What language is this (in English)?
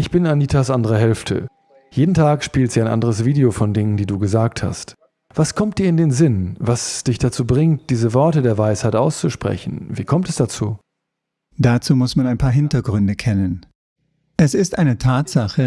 German